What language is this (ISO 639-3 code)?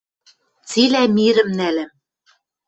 mrj